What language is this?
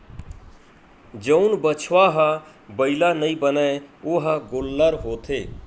Chhattisgarhi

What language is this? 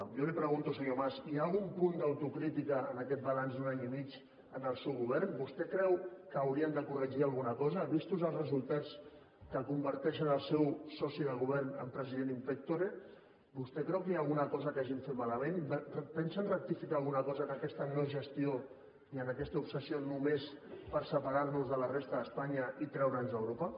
Catalan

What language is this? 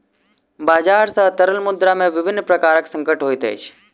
Maithili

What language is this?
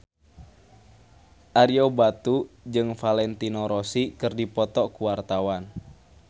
Sundanese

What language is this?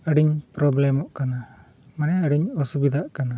Santali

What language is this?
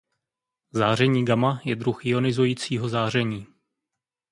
Czech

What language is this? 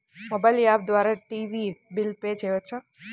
Telugu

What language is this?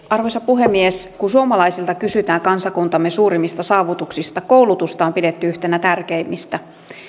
Finnish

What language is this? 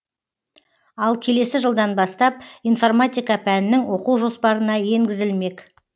Kazakh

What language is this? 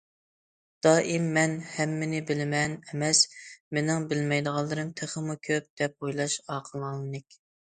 Uyghur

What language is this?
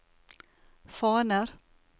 Norwegian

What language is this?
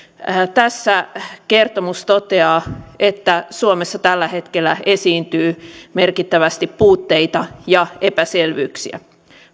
Finnish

